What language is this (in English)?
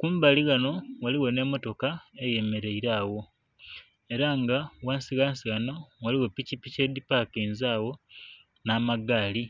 Soga